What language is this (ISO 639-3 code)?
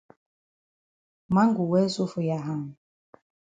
wes